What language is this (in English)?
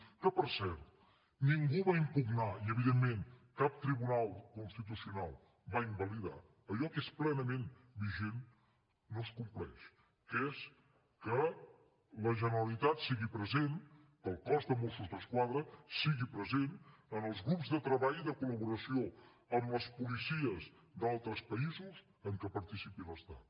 Catalan